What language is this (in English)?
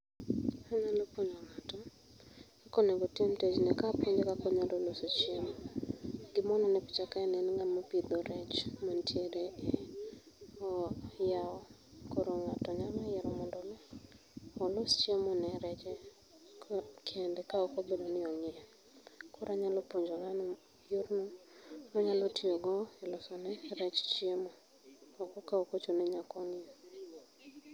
Luo (Kenya and Tanzania)